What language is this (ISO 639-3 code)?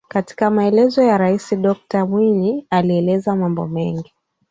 swa